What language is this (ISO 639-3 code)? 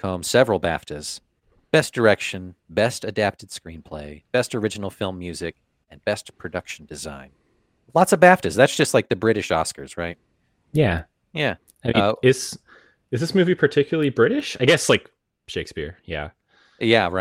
eng